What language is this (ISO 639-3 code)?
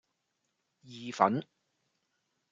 yue